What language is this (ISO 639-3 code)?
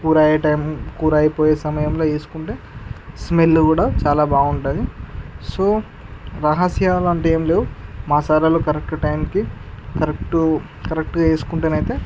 tel